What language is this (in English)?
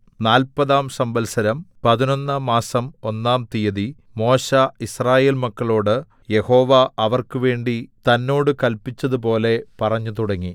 Malayalam